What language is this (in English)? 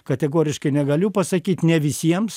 Lithuanian